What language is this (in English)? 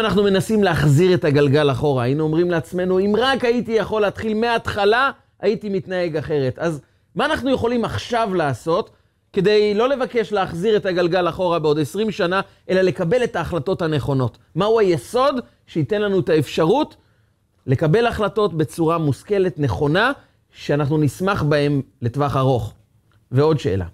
Hebrew